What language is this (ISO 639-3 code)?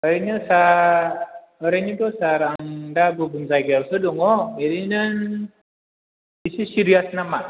brx